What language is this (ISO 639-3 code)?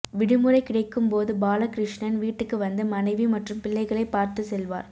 tam